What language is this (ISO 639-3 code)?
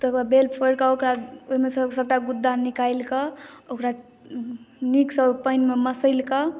mai